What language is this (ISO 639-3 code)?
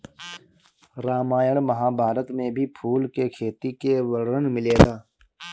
bho